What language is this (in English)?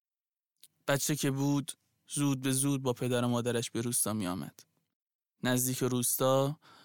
Persian